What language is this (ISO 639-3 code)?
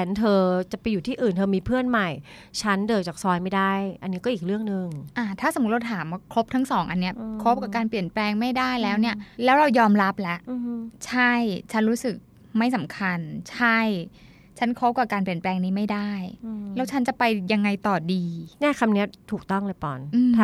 tha